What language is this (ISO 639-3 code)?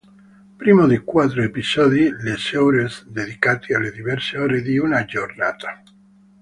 ita